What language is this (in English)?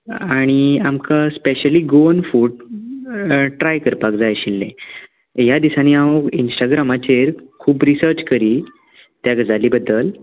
Konkani